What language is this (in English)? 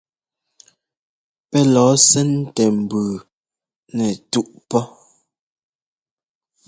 Ngomba